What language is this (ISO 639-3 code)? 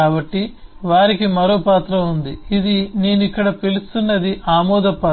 tel